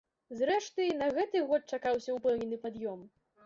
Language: Belarusian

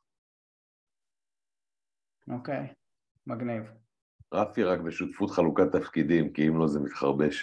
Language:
Hebrew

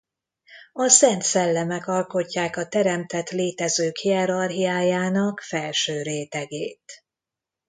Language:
Hungarian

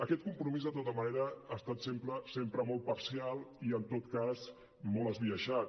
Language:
Catalan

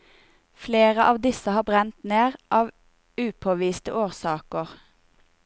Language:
Norwegian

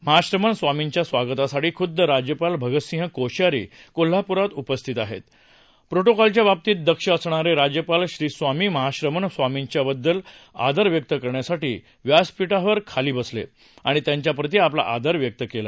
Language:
Marathi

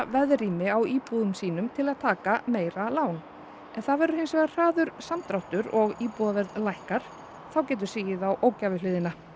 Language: Icelandic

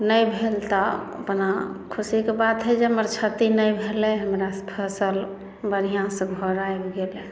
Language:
Maithili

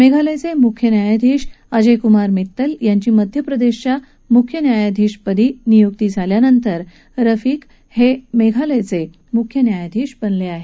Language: Marathi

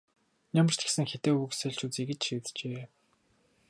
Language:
Mongolian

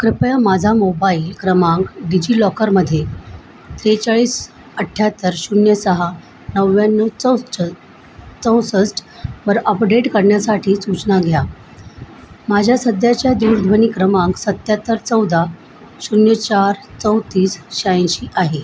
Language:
Marathi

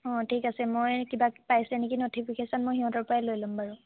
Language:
Assamese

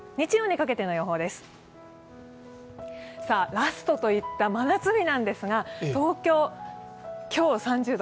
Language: Japanese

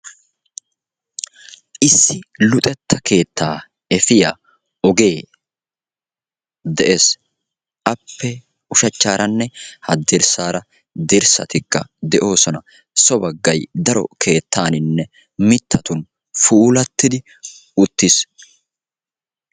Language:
Wolaytta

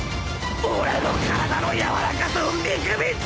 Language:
Japanese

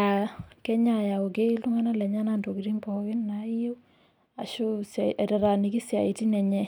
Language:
Masai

